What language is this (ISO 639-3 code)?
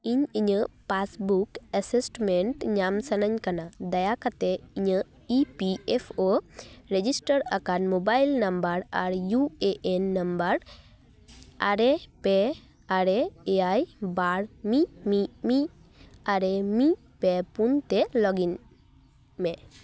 sat